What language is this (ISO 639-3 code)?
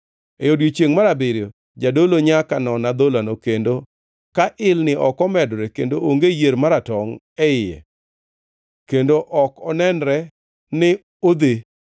luo